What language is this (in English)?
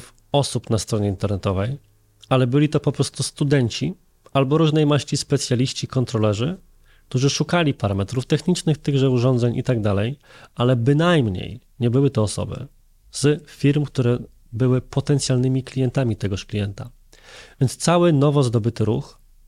Polish